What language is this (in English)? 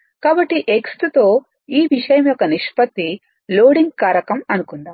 Telugu